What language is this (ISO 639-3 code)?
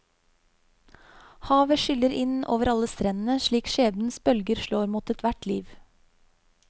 nor